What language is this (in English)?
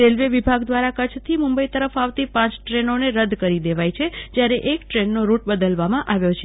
Gujarati